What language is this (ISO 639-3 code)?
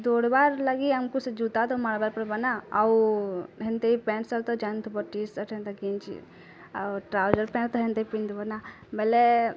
ori